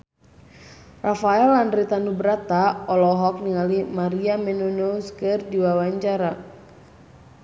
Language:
Sundanese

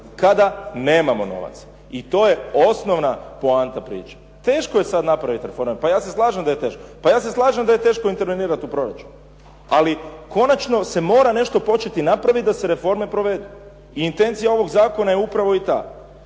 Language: Croatian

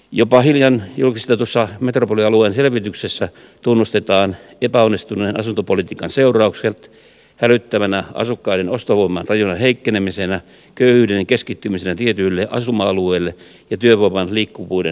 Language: Finnish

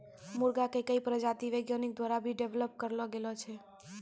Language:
Maithili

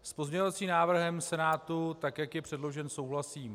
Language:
Czech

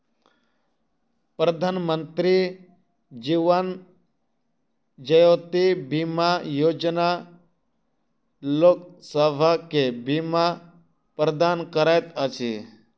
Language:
Maithili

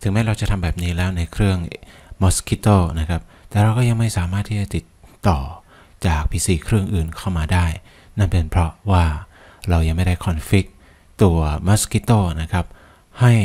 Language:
Thai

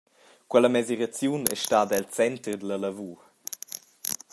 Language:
Romansh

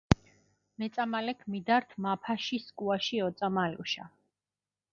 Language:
Mingrelian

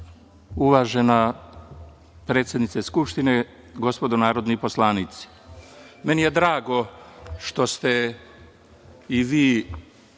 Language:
Serbian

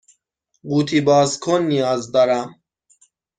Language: Persian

